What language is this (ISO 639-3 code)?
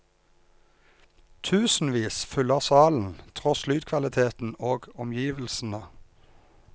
nor